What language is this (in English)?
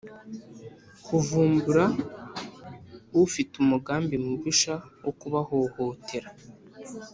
Kinyarwanda